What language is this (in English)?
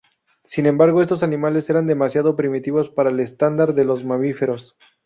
Spanish